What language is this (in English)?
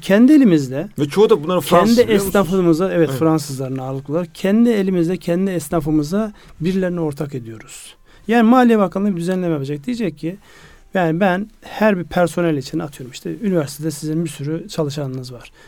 Turkish